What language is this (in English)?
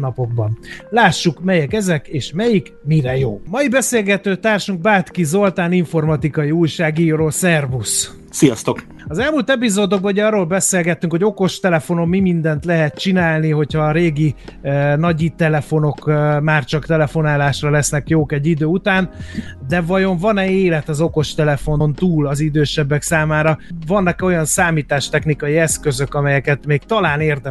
Hungarian